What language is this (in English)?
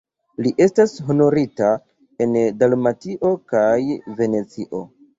Esperanto